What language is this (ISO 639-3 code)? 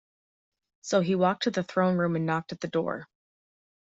eng